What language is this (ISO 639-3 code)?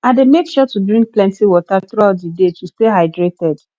pcm